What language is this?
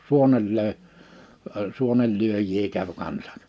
Finnish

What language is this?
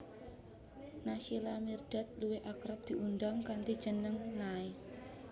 Javanese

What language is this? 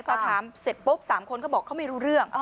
Thai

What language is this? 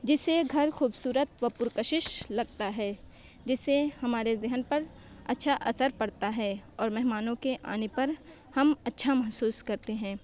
Urdu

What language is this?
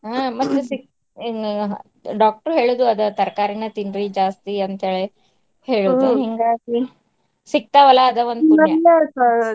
Kannada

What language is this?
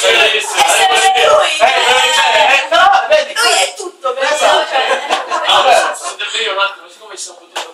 Italian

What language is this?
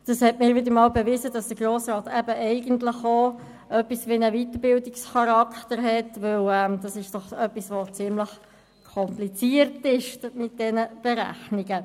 Swiss German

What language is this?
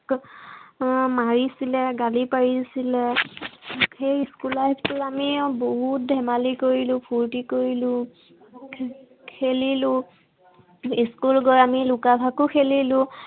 Assamese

